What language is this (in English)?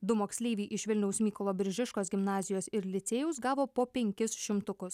Lithuanian